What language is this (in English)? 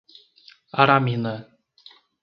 Portuguese